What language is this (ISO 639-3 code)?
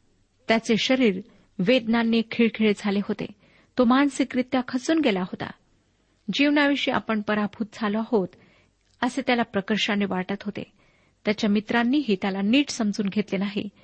mar